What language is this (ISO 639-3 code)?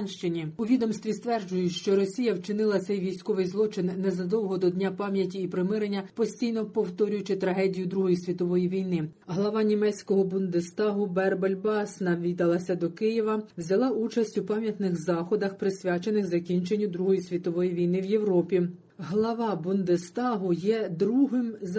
ukr